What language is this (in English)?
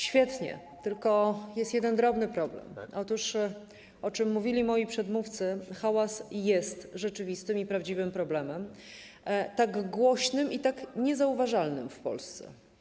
Polish